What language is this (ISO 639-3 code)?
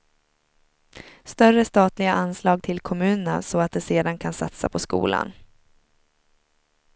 swe